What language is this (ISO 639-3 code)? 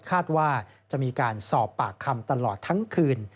tha